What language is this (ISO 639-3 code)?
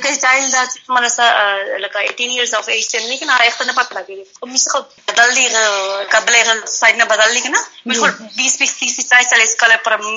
urd